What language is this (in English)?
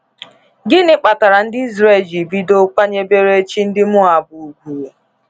Igbo